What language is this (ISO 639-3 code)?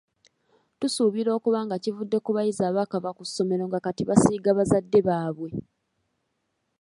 lug